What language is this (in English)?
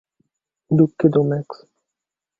Bangla